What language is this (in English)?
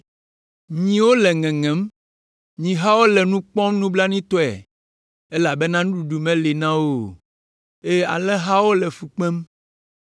Ewe